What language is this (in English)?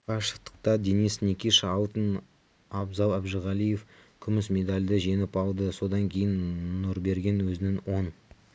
Kazakh